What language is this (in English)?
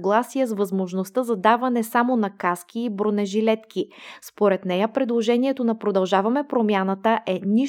Bulgarian